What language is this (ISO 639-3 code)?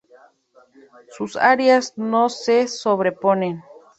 spa